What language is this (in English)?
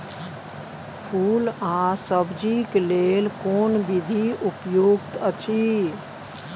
Maithili